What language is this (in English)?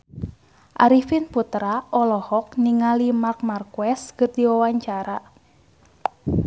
Sundanese